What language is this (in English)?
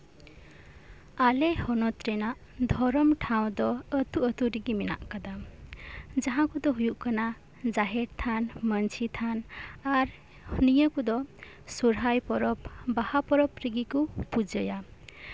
Santali